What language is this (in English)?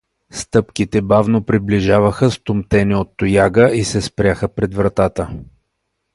Bulgarian